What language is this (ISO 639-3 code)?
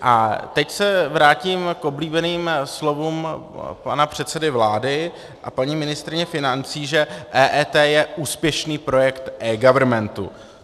ces